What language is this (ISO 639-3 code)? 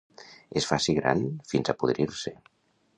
cat